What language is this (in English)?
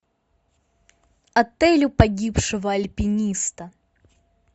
Russian